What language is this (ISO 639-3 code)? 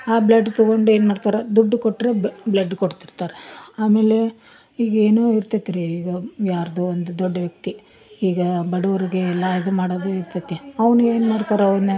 kan